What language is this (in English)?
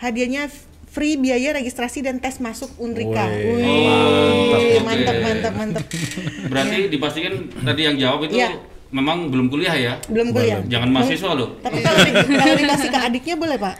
Indonesian